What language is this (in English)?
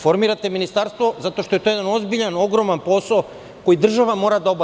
Serbian